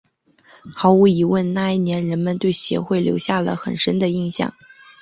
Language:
Chinese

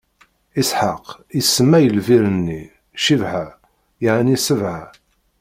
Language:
Kabyle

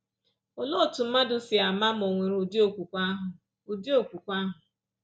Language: Igbo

